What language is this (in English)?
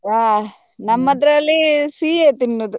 Kannada